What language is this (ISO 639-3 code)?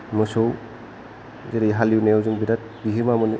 brx